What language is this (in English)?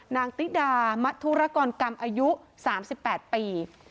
Thai